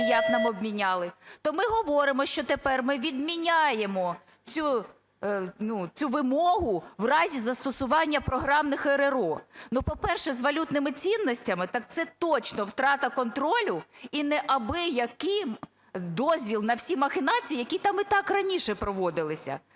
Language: Ukrainian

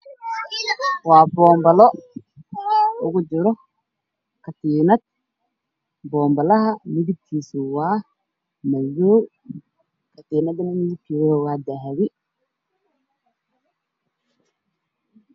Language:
Somali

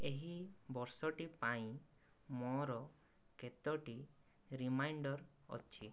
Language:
Odia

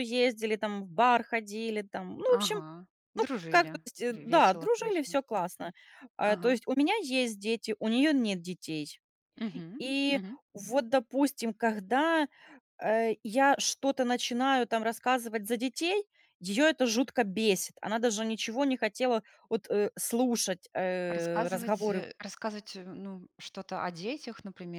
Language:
Russian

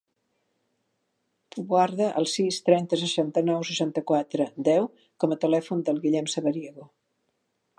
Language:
Catalan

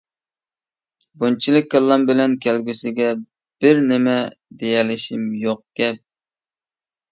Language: Uyghur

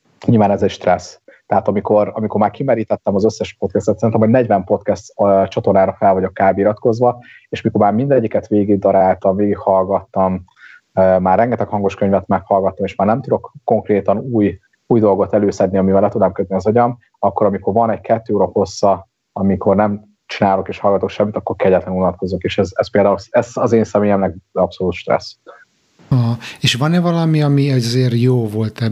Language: Hungarian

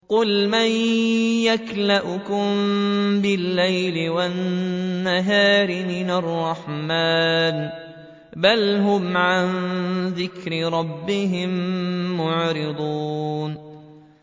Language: Arabic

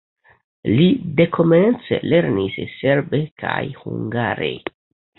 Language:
Esperanto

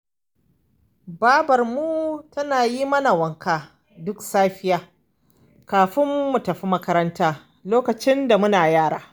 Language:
Hausa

